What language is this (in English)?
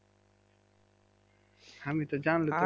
Bangla